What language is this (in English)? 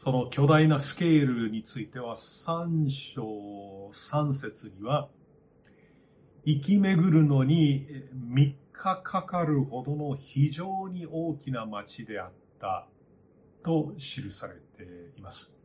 Japanese